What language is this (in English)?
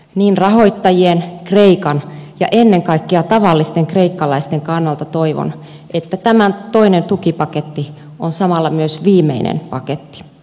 Finnish